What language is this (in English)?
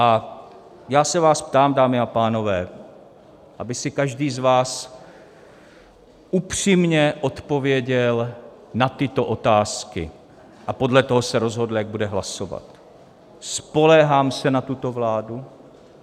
Czech